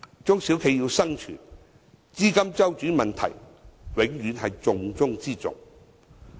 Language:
Cantonese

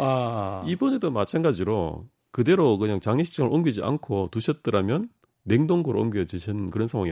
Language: Korean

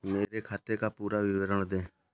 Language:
Hindi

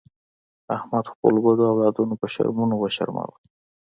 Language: Pashto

